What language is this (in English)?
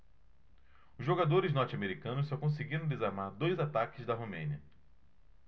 Portuguese